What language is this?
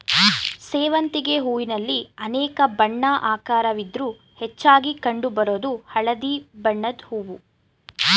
Kannada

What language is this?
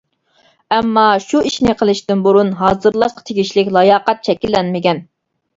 Uyghur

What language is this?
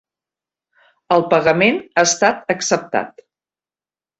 Catalan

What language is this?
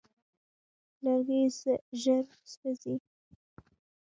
Pashto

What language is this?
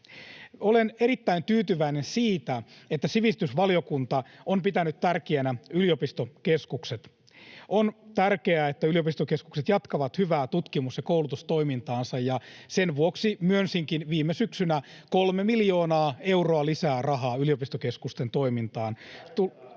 Finnish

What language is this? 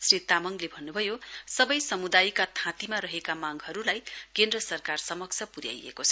Nepali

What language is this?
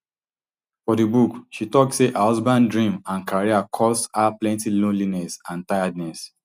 Nigerian Pidgin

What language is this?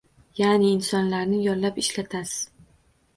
Uzbek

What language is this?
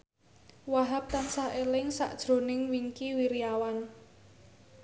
Javanese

